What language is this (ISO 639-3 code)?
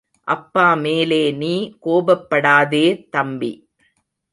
tam